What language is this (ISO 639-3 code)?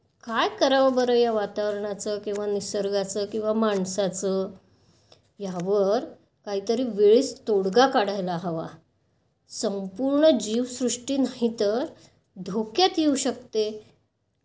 mar